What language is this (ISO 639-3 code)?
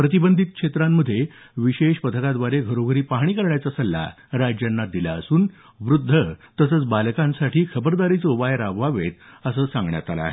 mar